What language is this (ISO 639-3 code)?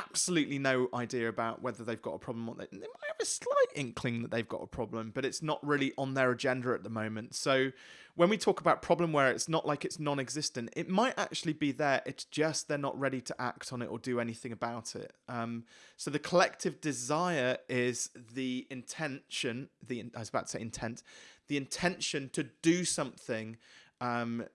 eng